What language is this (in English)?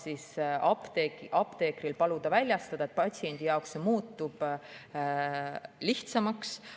Estonian